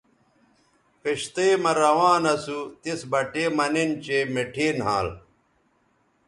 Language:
Bateri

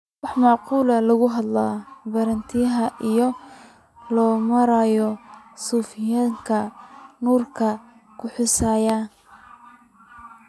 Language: Somali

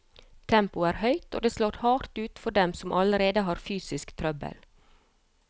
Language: Norwegian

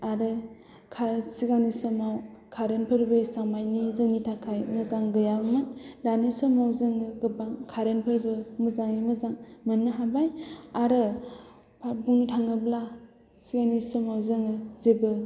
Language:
Bodo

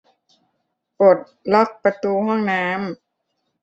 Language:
Thai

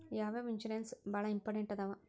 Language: Kannada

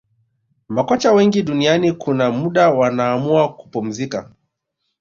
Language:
Swahili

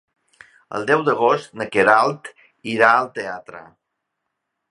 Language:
Catalan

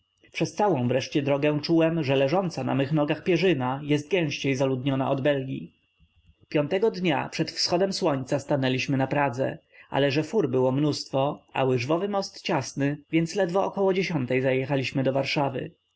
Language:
Polish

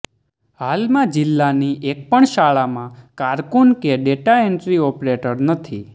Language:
Gujarati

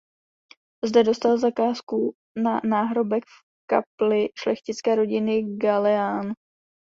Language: Czech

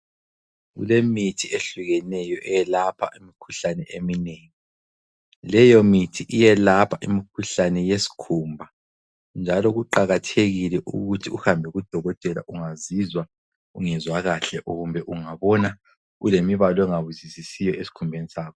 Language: North Ndebele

